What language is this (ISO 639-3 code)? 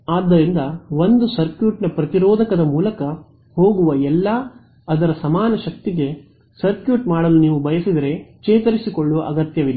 kan